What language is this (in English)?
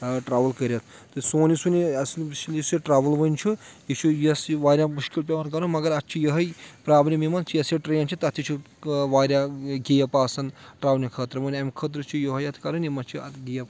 Kashmiri